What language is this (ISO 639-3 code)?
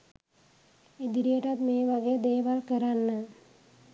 sin